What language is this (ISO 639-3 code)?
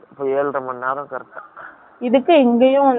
tam